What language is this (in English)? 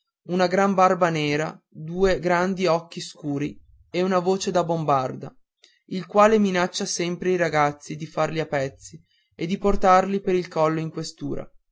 Italian